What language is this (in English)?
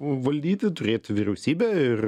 Lithuanian